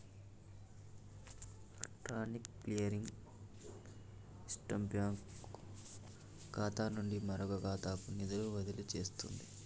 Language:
Telugu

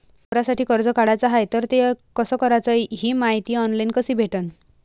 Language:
Marathi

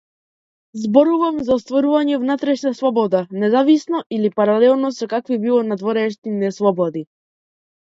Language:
Macedonian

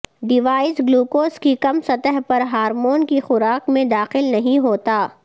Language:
Urdu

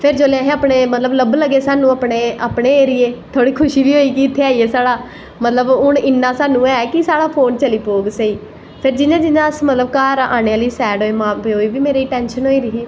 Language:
Dogri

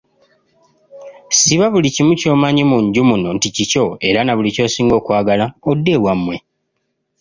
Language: Ganda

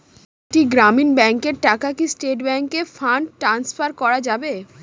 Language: Bangla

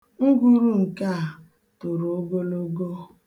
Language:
Igbo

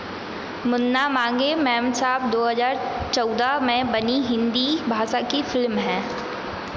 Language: Hindi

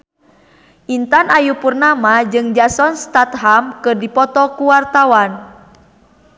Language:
Sundanese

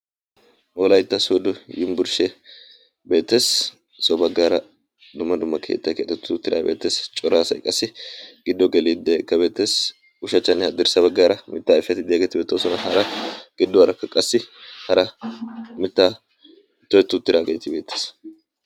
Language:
Wolaytta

